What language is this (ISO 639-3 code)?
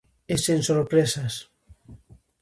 glg